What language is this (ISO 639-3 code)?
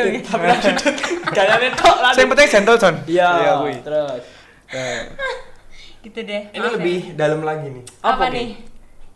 ind